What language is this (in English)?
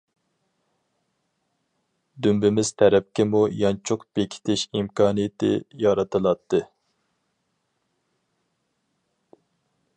Uyghur